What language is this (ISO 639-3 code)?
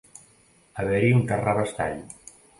cat